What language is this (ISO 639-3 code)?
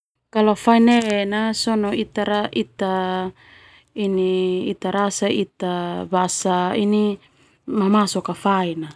twu